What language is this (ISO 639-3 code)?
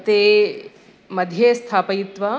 san